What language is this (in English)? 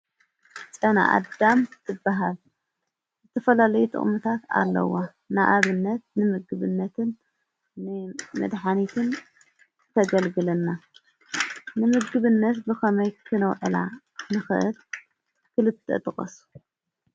Tigrinya